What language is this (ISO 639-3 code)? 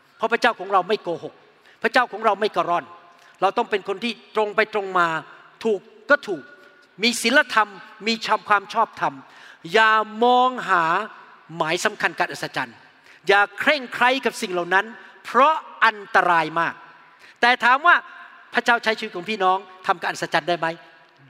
tha